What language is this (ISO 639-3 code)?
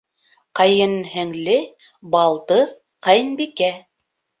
bak